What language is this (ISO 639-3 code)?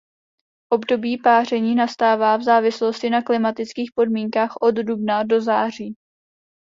ces